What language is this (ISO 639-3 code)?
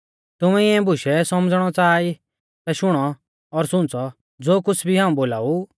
bfz